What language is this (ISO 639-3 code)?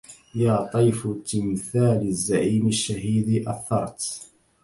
ara